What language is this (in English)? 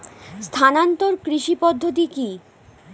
Bangla